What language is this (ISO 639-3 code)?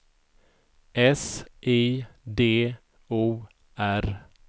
swe